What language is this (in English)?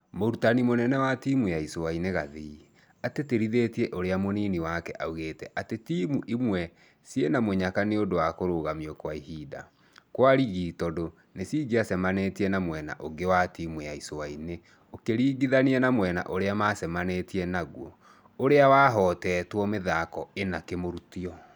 Kikuyu